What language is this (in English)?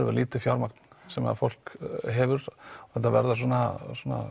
Icelandic